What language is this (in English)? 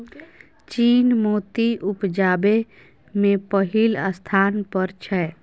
Maithili